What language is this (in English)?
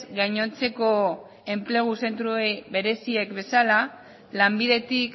Basque